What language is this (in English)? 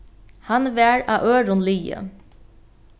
Faroese